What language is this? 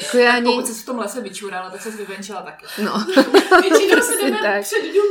Czech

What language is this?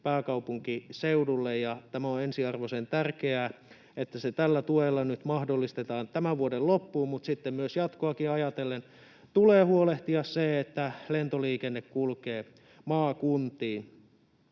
Finnish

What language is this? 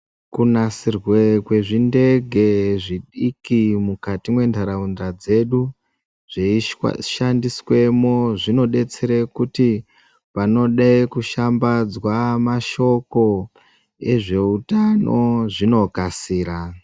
Ndau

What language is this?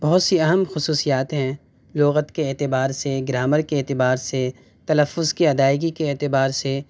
Urdu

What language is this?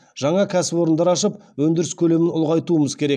Kazakh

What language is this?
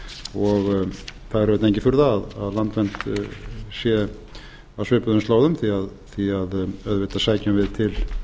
Icelandic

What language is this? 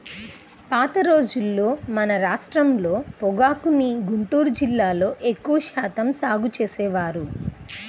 Telugu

